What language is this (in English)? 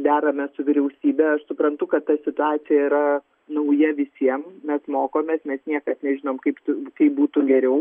Lithuanian